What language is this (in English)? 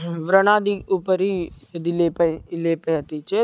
Sanskrit